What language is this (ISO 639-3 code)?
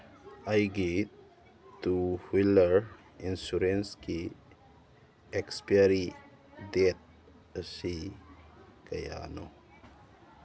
mni